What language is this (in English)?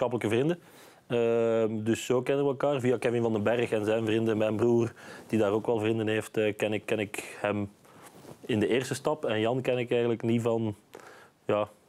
Dutch